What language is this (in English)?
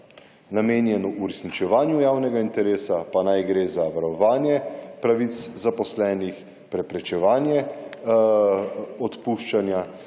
Slovenian